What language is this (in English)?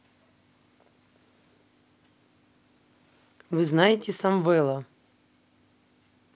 Russian